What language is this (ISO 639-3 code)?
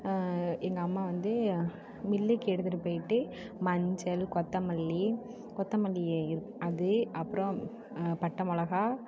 tam